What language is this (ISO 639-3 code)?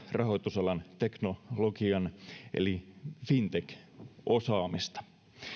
fin